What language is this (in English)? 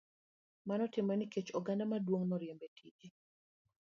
Luo (Kenya and Tanzania)